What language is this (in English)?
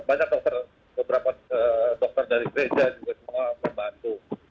Indonesian